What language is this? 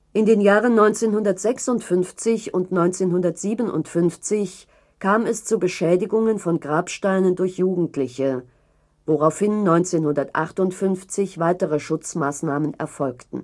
German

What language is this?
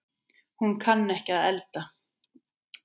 Icelandic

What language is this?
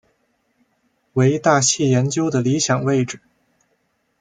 Chinese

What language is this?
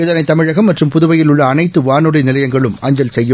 Tamil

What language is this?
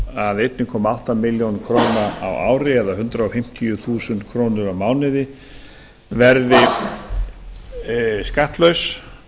Icelandic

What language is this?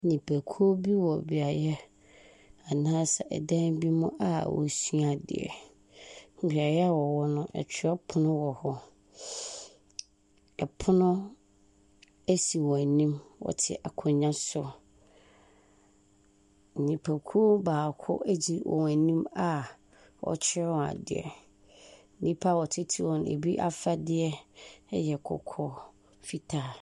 Akan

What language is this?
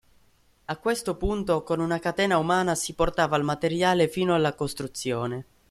Italian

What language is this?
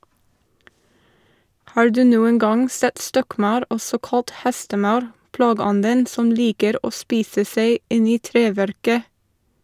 Norwegian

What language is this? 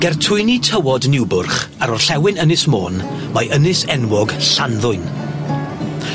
Welsh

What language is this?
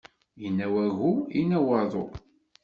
Kabyle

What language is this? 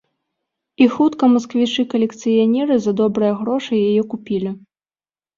Belarusian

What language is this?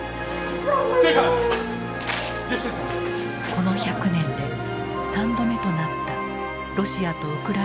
Japanese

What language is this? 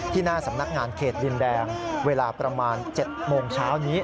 Thai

